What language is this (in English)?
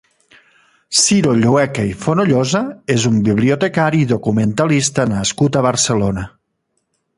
Catalan